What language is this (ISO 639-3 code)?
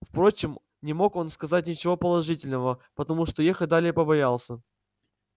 rus